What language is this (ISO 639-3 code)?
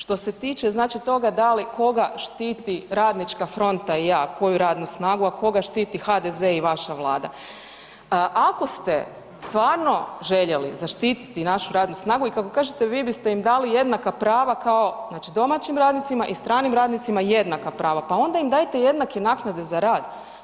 hrv